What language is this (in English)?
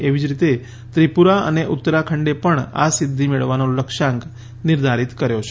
Gujarati